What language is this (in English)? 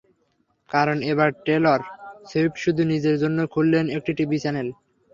Bangla